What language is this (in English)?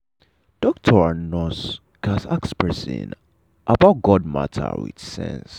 Nigerian Pidgin